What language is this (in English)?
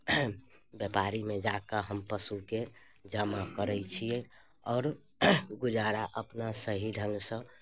Maithili